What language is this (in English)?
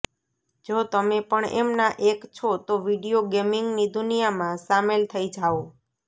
Gujarati